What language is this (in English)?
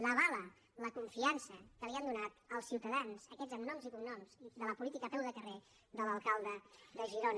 Catalan